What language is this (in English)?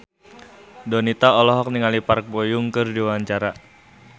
Sundanese